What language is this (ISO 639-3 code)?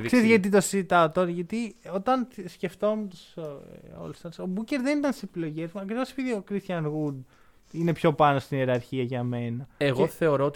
ell